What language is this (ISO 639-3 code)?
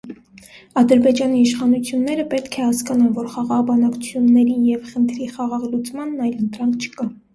hye